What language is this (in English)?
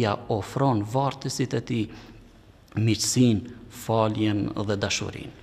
Arabic